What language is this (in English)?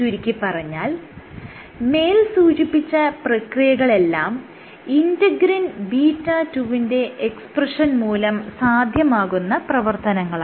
Malayalam